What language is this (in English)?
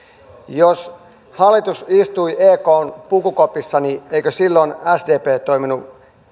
Finnish